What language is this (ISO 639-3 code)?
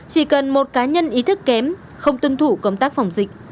vie